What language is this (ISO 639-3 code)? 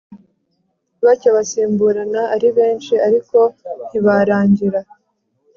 kin